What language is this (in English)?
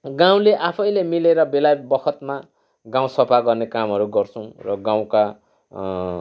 Nepali